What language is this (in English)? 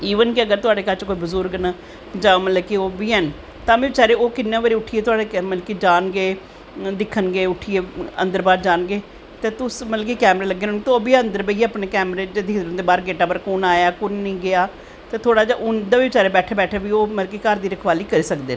Dogri